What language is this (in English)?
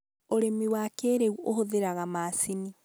Kikuyu